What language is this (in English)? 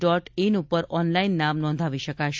Gujarati